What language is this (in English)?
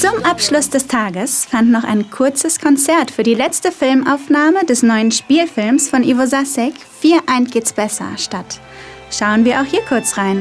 German